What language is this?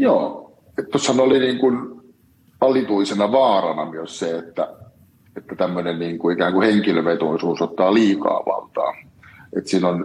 Finnish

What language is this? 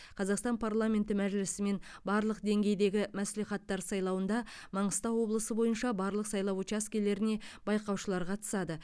Kazakh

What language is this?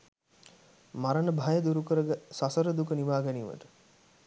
Sinhala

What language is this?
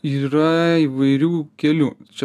Lithuanian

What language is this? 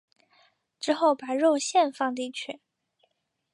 Chinese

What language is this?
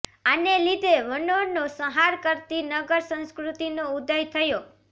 Gujarati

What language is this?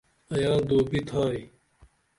Dameli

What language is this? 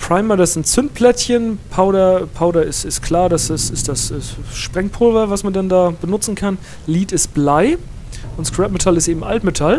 German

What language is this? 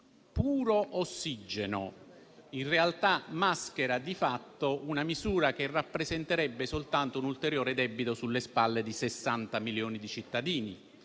Italian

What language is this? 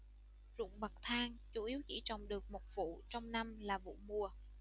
Vietnamese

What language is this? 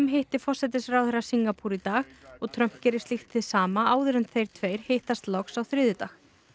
Icelandic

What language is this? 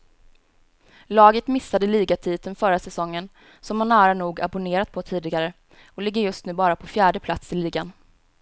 Swedish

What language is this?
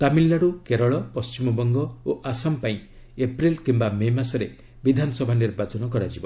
Odia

